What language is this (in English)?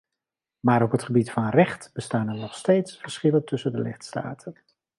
Dutch